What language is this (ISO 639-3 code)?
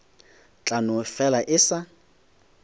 nso